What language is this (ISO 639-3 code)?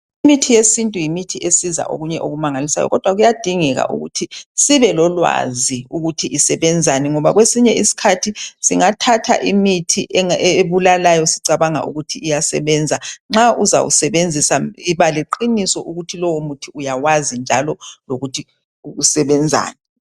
nde